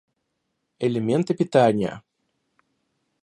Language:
Russian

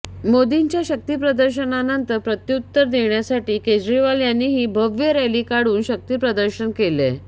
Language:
Marathi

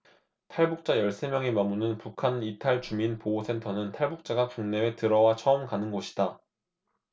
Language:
Korean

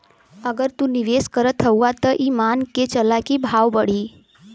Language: Bhojpuri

